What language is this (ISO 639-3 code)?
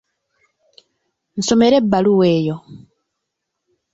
lug